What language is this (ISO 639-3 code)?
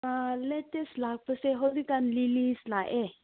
mni